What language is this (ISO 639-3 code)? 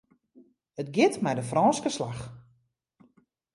fry